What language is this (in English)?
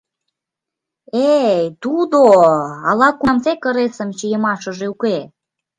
Mari